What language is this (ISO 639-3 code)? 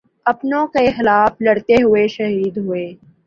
urd